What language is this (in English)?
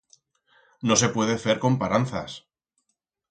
Aragonese